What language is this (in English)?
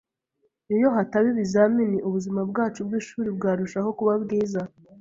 Kinyarwanda